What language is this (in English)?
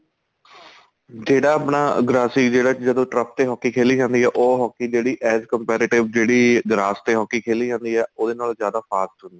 Punjabi